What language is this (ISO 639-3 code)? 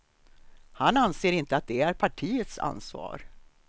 swe